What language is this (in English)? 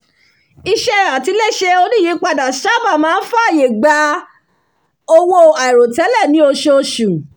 Yoruba